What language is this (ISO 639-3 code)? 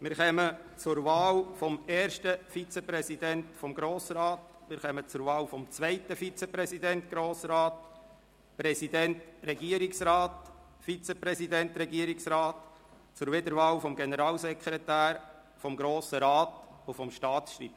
gsw